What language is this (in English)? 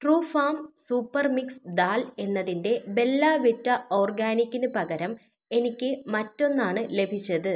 Malayalam